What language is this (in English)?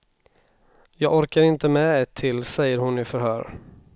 Swedish